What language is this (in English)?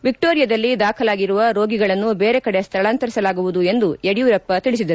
Kannada